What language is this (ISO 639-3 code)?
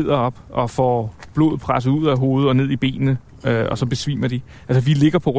dan